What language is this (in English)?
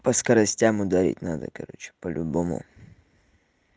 Russian